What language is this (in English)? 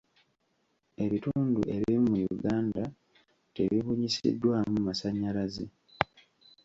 Ganda